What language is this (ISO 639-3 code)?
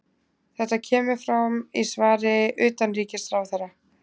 isl